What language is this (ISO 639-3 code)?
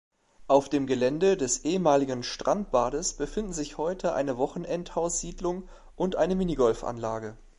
deu